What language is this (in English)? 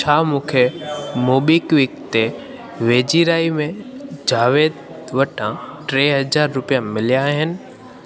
Sindhi